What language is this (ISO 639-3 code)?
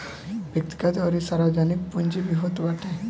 bho